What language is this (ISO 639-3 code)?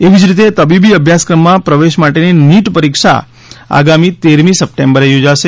guj